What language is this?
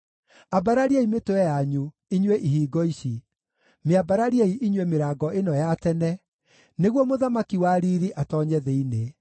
Kikuyu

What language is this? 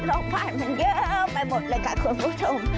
Thai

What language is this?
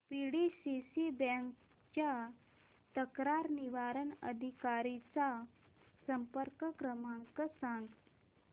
Marathi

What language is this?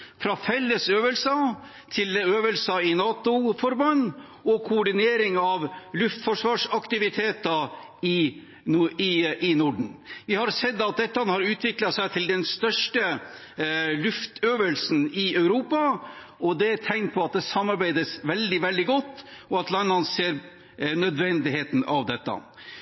Norwegian Bokmål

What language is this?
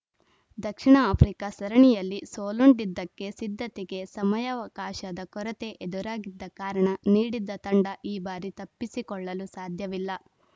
Kannada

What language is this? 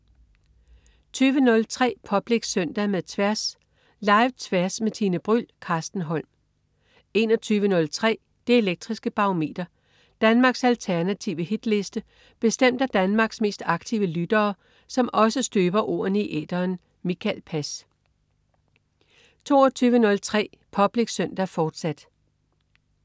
Danish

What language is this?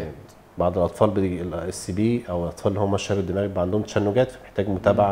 Arabic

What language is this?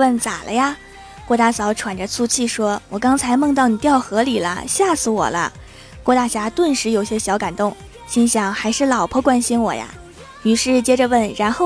Chinese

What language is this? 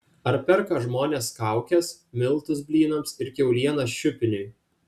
Lithuanian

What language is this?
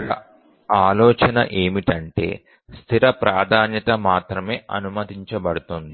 Telugu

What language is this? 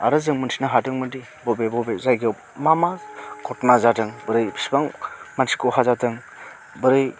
Bodo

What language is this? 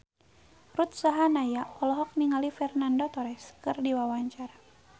Sundanese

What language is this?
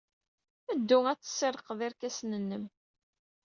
Kabyle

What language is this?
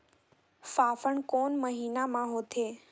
Chhattisgarhi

